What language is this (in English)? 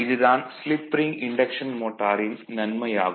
Tamil